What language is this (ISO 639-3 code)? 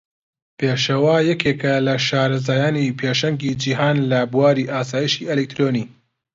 ckb